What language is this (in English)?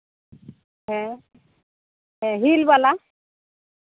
Santali